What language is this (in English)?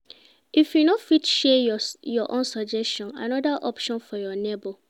Nigerian Pidgin